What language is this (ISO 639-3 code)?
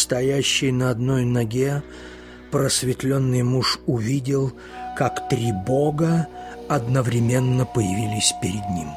rus